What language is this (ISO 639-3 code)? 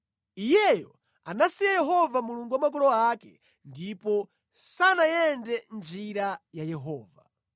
nya